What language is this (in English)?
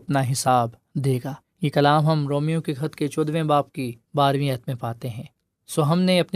Urdu